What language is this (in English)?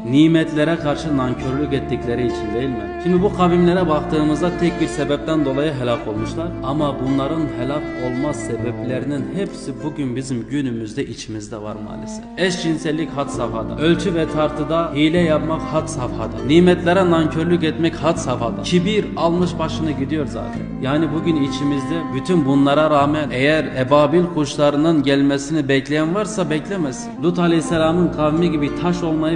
Turkish